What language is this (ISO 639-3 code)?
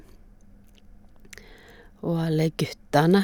nor